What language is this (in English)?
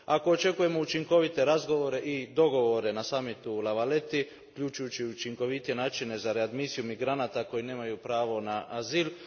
Croatian